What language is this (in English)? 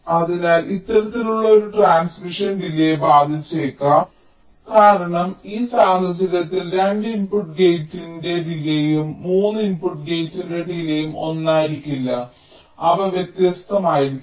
Malayalam